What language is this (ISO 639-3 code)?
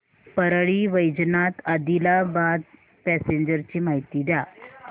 mar